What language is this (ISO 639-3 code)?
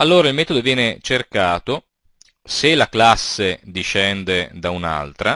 ita